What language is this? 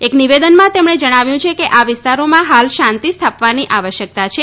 Gujarati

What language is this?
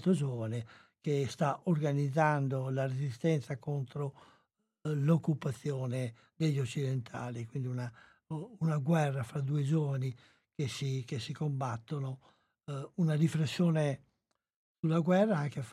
Italian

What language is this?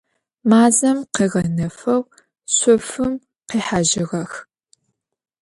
Adyghe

